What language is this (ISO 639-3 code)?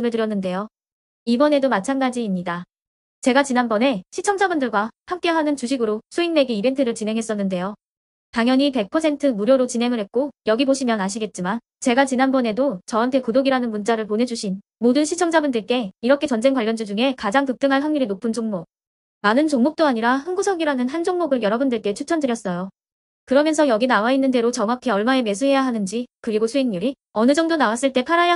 kor